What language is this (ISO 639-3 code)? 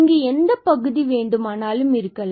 tam